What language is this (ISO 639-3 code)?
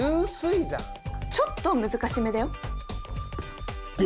jpn